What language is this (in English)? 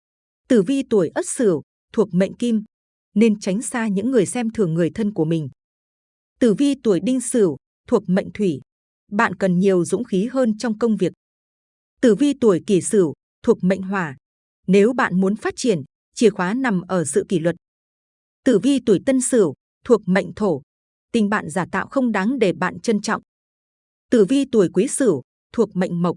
Vietnamese